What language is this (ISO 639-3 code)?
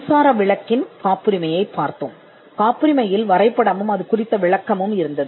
tam